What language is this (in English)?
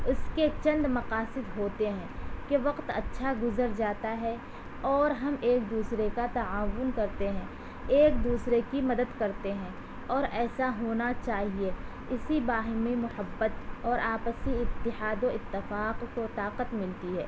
Urdu